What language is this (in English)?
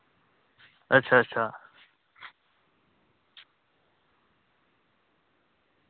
Dogri